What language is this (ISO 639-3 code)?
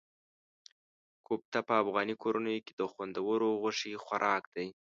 pus